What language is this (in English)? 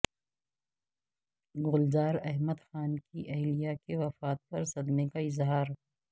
Urdu